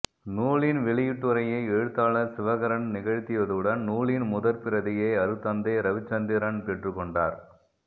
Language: Tamil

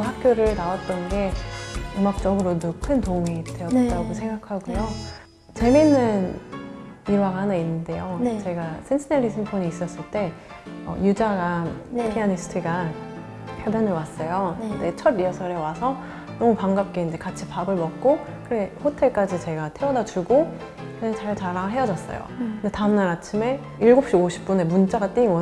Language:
Korean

